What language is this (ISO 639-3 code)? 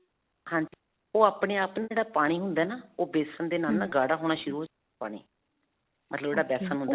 pan